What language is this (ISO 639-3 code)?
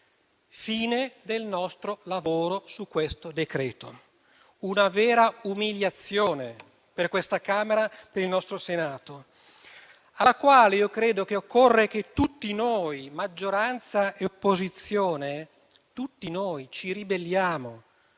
ita